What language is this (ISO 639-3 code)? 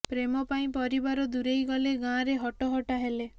ori